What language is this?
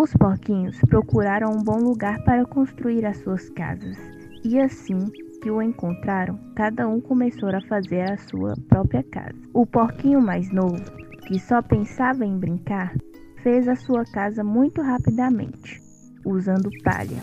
Portuguese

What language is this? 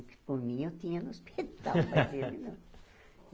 Portuguese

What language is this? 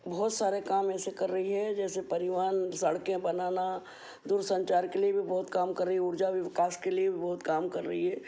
Hindi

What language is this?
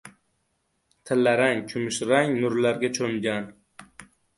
Uzbek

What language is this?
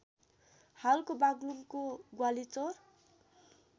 Nepali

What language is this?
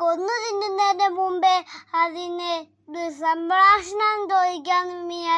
Malayalam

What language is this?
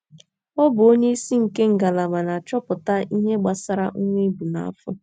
Igbo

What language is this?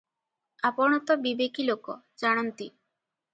Odia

